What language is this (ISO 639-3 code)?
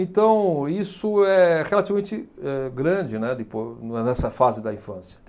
por